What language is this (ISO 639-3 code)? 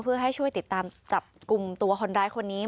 tha